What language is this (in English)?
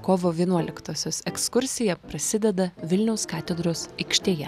Lithuanian